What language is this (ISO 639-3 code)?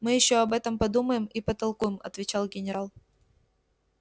rus